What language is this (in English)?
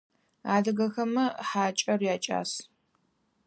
Adyghe